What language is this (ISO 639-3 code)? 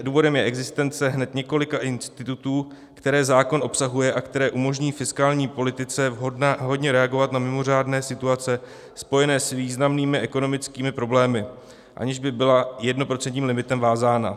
ces